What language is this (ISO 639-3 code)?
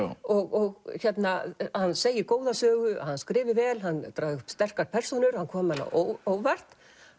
isl